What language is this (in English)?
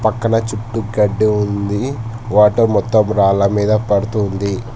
Telugu